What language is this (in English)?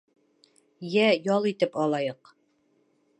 Bashkir